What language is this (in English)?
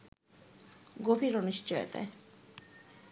Bangla